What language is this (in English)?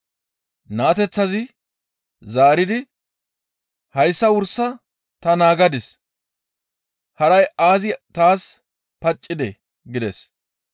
Gamo